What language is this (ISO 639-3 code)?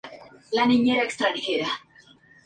spa